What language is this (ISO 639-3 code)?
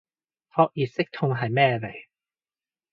yue